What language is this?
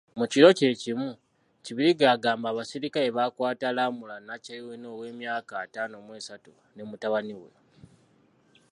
Ganda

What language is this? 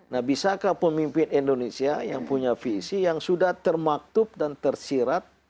Indonesian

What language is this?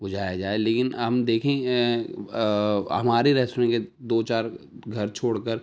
Urdu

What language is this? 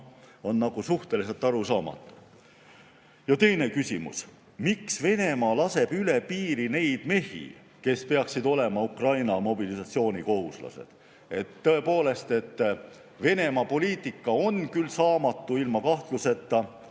Estonian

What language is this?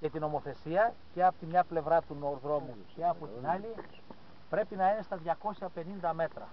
Greek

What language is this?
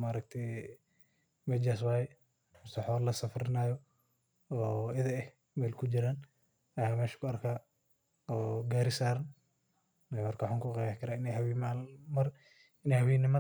Somali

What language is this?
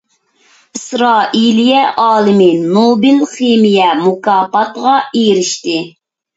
Uyghur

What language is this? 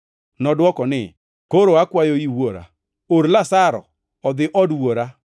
Luo (Kenya and Tanzania)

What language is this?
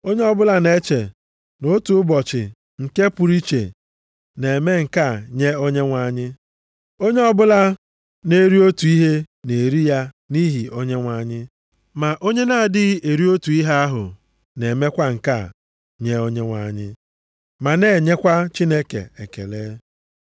Igbo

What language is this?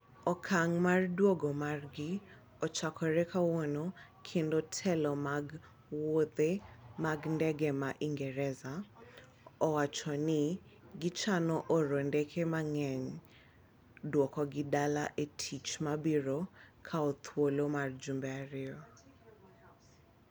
Luo (Kenya and Tanzania)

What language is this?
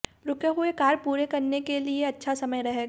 Hindi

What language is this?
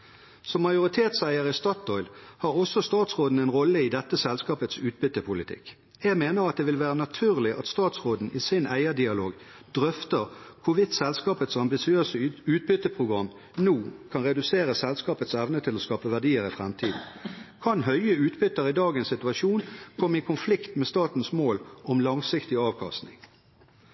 Norwegian Bokmål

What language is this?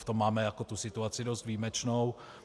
Czech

